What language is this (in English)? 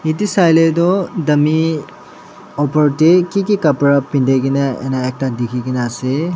Naga Pidgin